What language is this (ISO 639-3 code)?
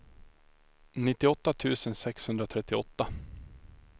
swe